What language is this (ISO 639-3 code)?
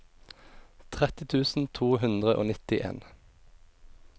nor